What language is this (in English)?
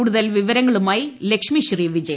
Malayalam